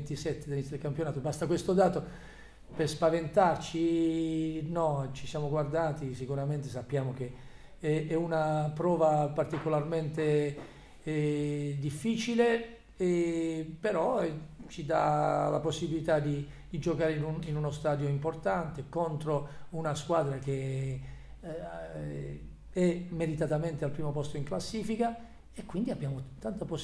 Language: Italian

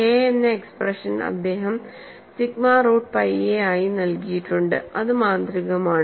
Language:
Malayalam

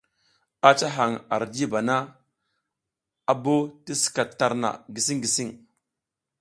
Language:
South Giziga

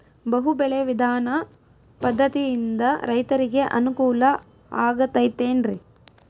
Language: Kannada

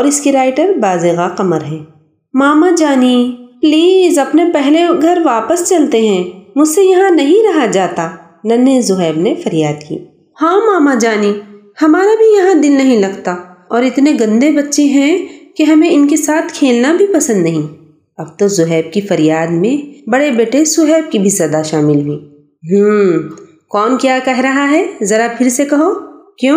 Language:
Urdu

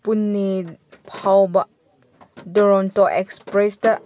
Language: Manipuri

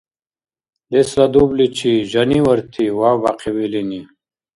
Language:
Dargwa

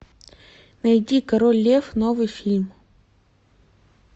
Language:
Russian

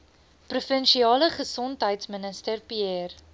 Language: Afrikaans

